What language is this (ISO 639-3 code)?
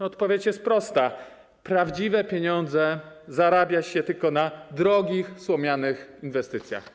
pol